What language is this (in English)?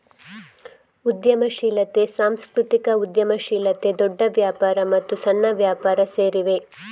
Kannada